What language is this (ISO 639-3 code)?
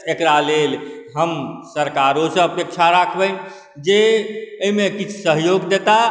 mai